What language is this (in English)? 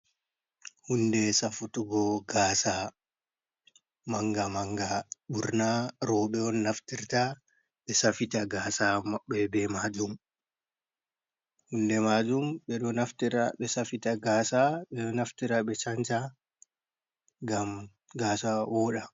Fula